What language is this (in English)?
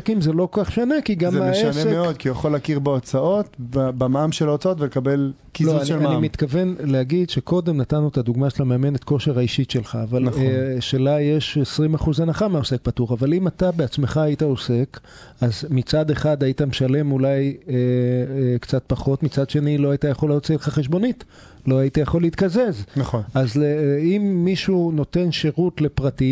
Hebrew